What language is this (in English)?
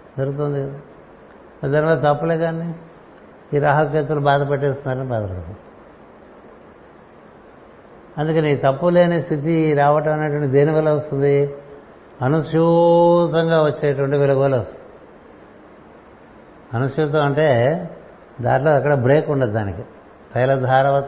Telugu